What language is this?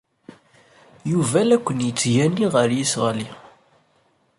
Kabyle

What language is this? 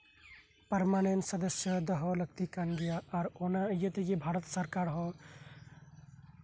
Santali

